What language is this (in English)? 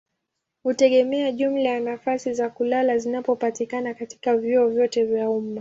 Swahili